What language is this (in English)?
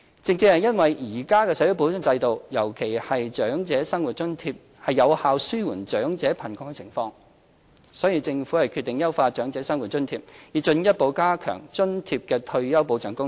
Cantonese